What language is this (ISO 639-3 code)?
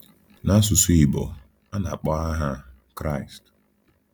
ibo